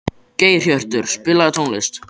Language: Icelandic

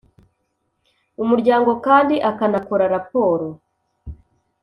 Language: Kinyarwanda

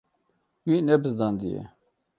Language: Kurdish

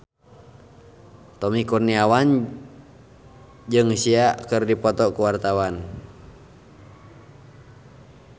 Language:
Sundanese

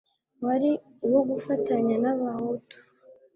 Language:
Kinyarwanda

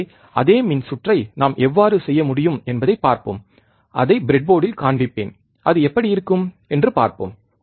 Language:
Tamil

